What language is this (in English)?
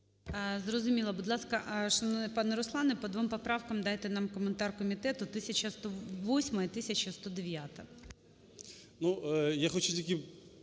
Ukrainian